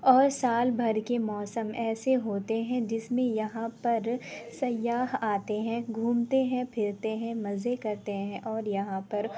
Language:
Urdu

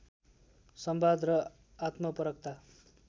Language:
Nepali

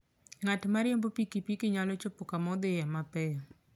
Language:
Luo (Kenya and Tanzania)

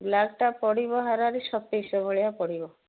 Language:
Odia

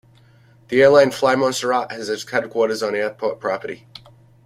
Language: English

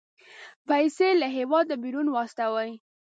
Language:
Pashto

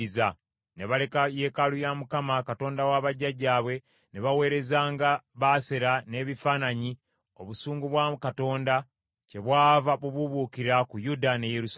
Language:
Ganda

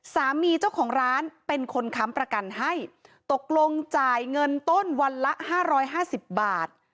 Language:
Thai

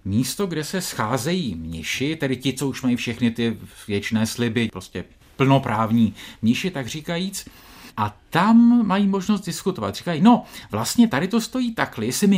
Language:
Czech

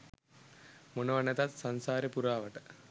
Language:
Sinhala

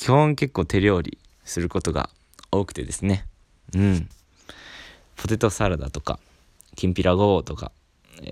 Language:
Japanese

